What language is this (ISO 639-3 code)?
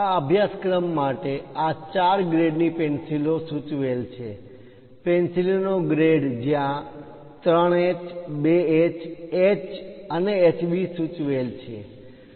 guj